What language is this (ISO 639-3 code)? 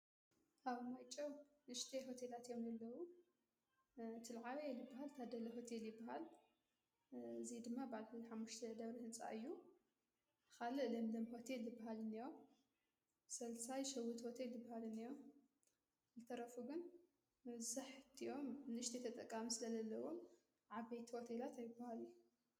tir